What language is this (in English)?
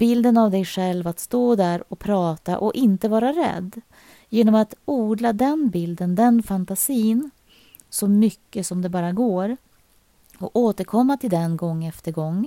Swedish